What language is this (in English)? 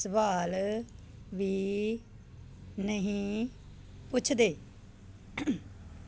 Punjabi